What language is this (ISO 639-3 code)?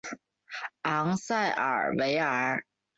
zho